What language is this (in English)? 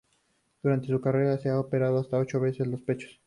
Spanish